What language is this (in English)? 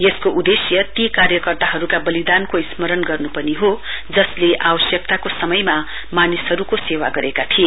Nepali